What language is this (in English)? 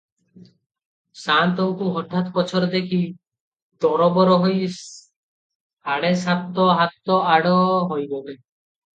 Odia